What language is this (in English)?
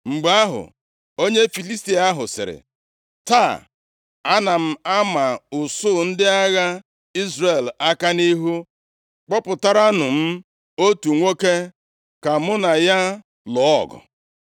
Igbo